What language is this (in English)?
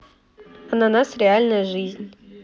Russian